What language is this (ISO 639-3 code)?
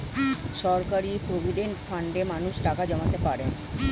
ben